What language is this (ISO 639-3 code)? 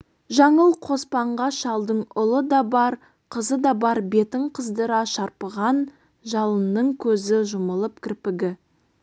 kaz